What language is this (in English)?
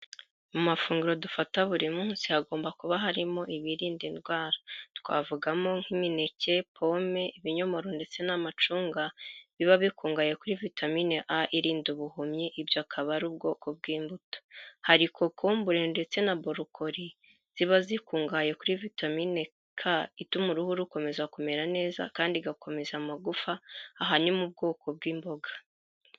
Kinyarwanda